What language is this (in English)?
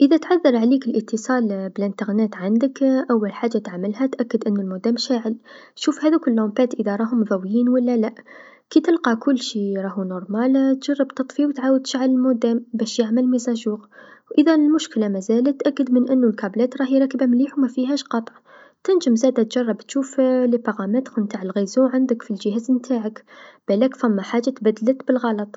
Tunisian Arabic